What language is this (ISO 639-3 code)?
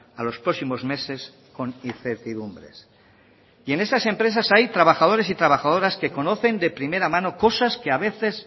spa